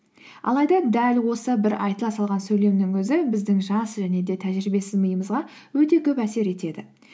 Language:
Kazakh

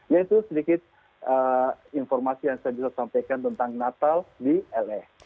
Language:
Indonesian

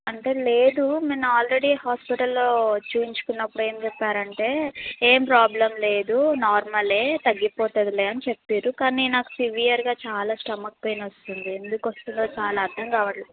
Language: Telugu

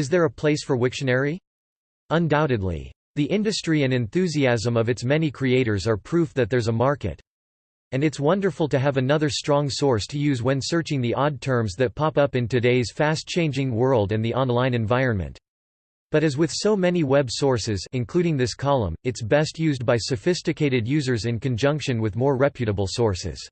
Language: English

